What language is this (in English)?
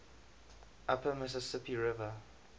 English